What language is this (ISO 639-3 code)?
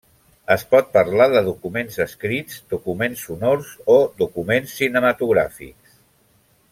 cat